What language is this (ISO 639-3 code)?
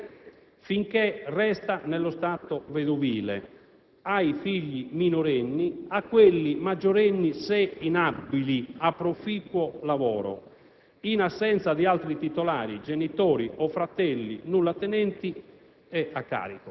ita